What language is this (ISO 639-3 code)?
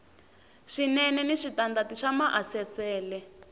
tso